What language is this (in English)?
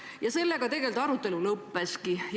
Estonian